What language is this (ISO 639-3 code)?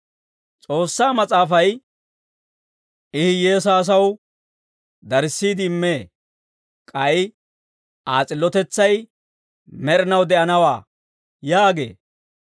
dwr